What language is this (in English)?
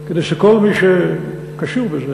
Hebrew